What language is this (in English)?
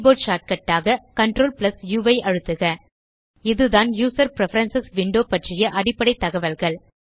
Tamil